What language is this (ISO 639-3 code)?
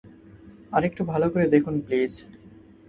ben